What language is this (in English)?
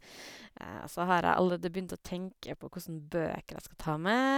Norwegian